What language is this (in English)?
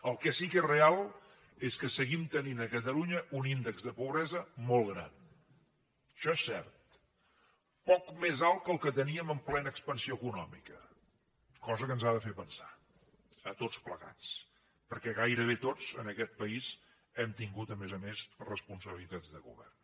Catalan